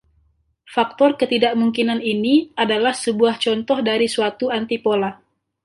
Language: Indonesian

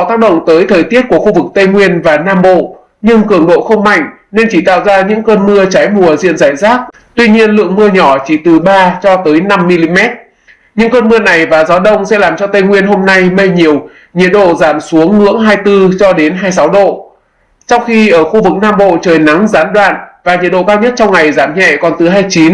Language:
Vietnamese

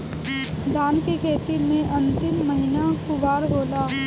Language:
Bhojpuri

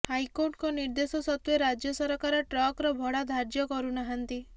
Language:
Odia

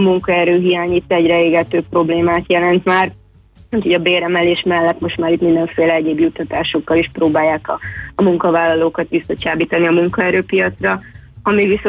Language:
Hungarian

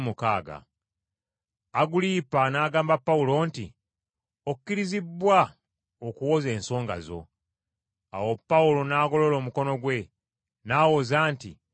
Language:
Ganda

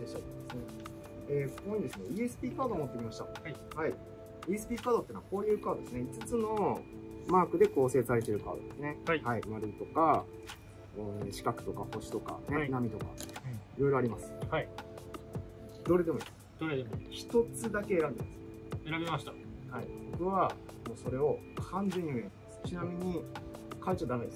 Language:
Japanese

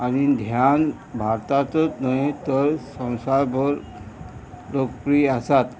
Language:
Konkani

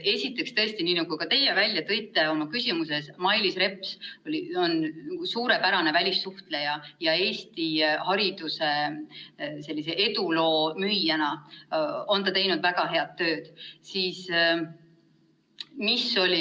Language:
Estonian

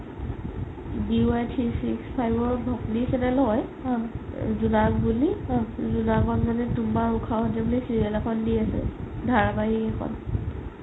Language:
Assamese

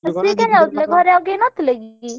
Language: Odia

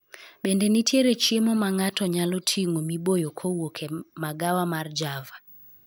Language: Luo (Kenya and Tanzania)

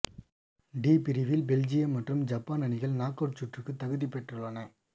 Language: Tamil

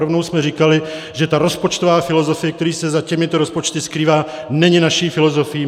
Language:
Czech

